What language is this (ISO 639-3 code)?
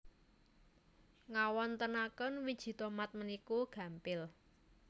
jav